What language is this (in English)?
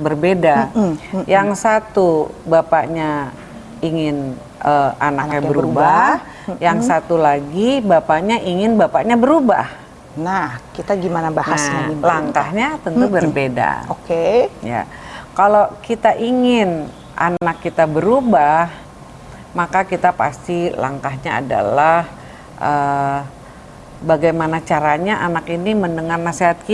Indonesian